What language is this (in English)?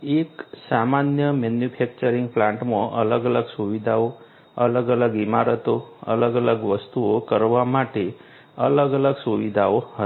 Gujarati